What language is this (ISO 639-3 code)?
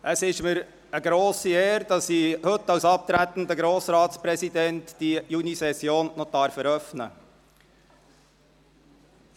gsw